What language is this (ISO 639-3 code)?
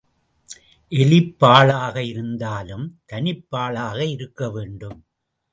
tam